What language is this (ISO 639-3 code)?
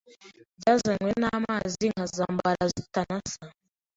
kin